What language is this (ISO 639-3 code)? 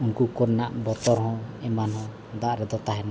sat